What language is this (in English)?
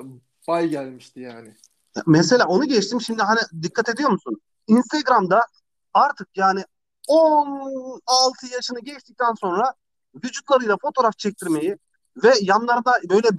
Turkish